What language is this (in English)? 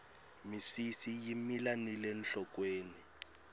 Tsonga